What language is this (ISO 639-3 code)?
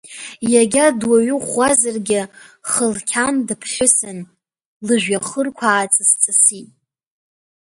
abk